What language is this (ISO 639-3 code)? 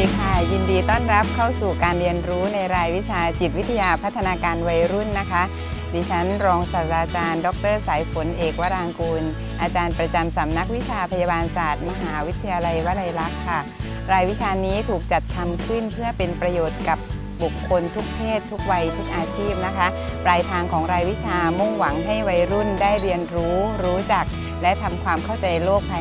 tha